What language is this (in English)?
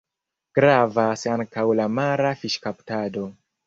Esperanto